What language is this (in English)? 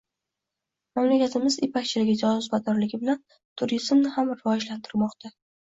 Uzbek